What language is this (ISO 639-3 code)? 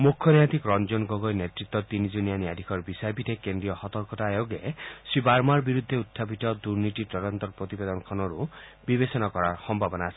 asm